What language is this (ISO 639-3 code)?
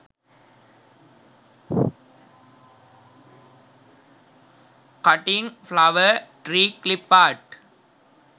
sin